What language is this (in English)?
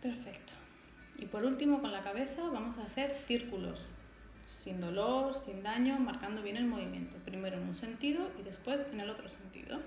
Spanish